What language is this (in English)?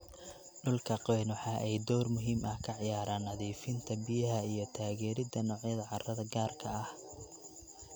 Somali